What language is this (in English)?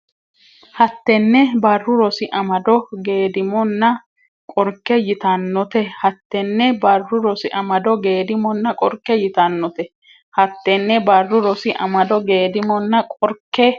Sidamo